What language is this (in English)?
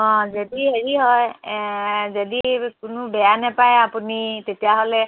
Assamese